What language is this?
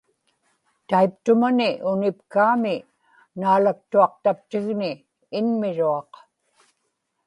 Inupiaq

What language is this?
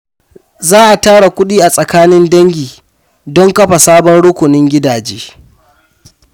Hausa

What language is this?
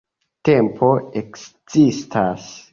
Esperanto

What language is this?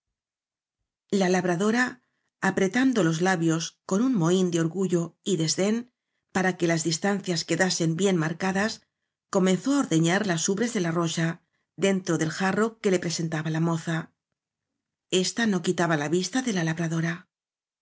Spanish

